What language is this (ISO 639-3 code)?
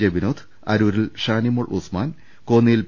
mal